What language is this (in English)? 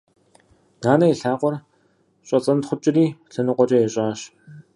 Kabardian